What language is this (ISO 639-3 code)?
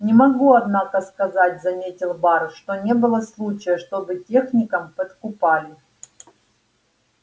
rus